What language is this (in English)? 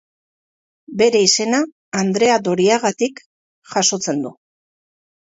Basque